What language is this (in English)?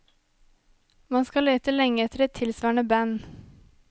Norwegian